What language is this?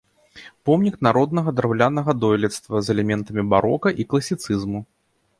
Belarusian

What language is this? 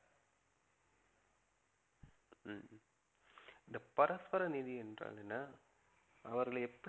Tamil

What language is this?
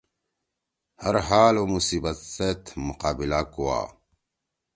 Torwali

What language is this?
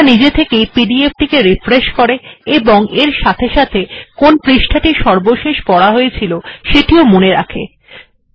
Bangla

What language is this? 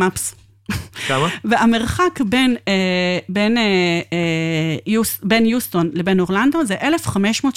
Hebrew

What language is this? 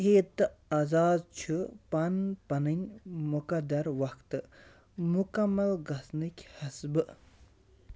Kashmiri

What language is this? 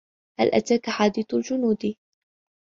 Arabic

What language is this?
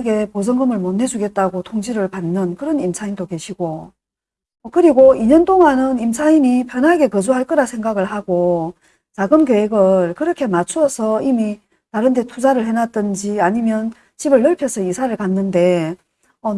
Korean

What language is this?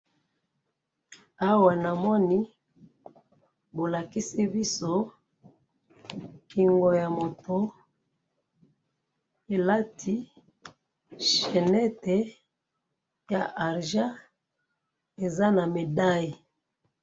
Lingala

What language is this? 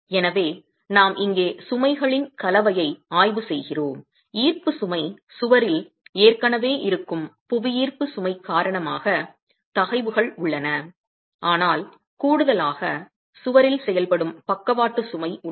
Tamil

